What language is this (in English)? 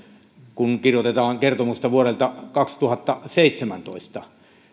Finnish